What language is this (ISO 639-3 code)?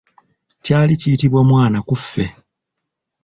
lug